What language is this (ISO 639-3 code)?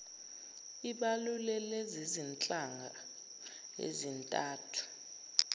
zul